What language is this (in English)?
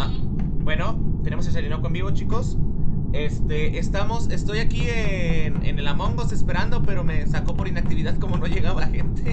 Spanish